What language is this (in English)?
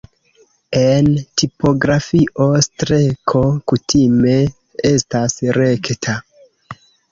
Esperanto